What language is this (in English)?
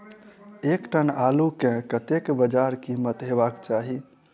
Maithili